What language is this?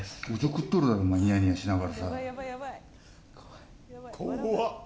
Japanese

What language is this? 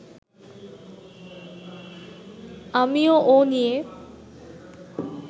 Bangla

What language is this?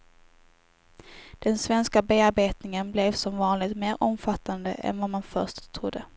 Swedish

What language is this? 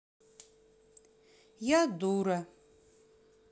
Russian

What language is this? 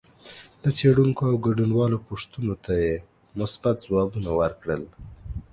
Pashto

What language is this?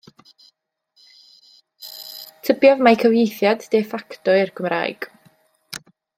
Welsh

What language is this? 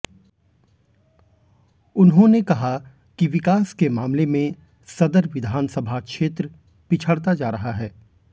Hindi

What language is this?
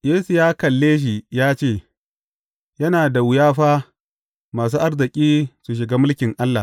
Hausa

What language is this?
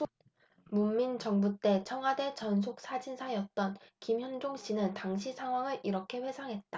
Korean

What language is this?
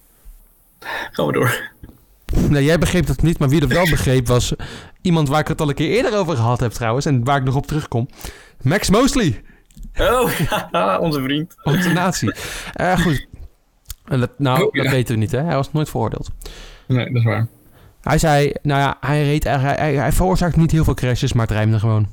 Dutch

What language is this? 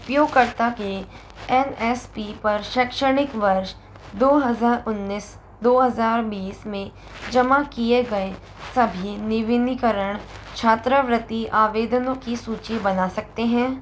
Hindi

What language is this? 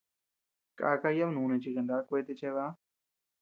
Tepeuxila Cuicatec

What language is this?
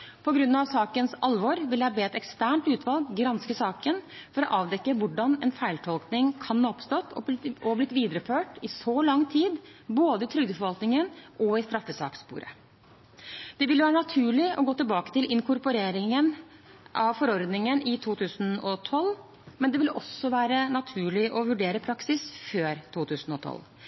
Norwegian Bokmål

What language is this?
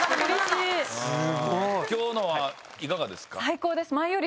Japanese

